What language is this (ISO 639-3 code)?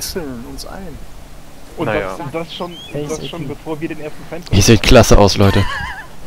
deu